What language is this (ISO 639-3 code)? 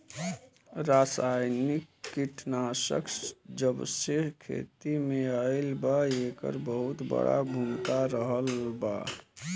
bho